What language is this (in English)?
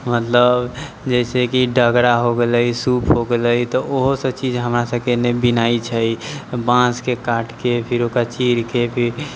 Maithili